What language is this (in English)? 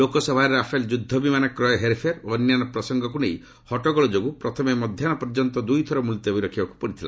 Odia